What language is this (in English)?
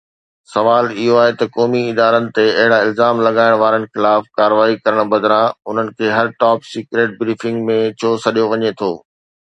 Sindhi